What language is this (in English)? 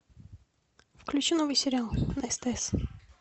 Russian